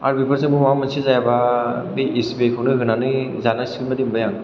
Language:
Bodo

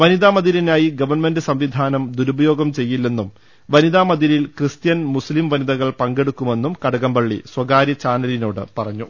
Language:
Malayalam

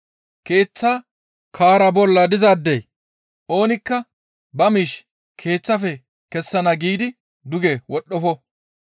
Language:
Gamo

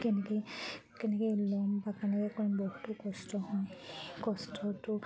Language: Assamese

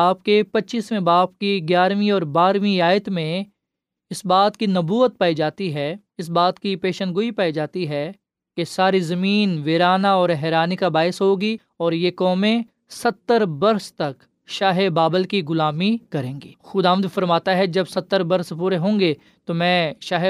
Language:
Urdu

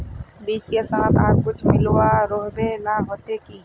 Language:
Magahi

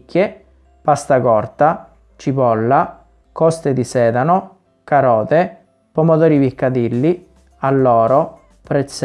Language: Italian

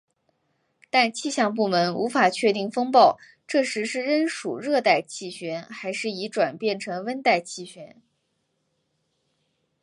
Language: Chinese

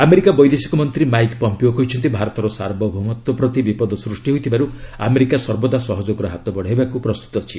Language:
Odia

